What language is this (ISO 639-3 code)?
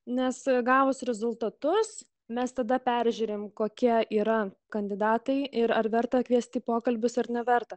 lit